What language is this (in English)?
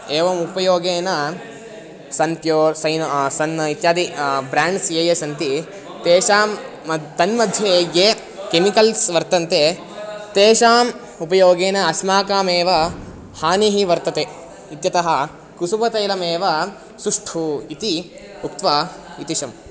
Sanskrit